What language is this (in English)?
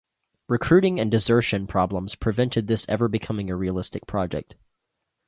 English